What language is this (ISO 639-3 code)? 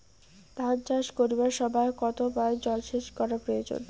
ben